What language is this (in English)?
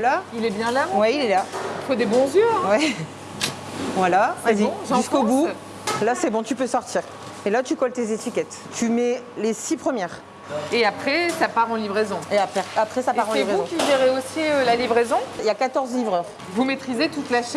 French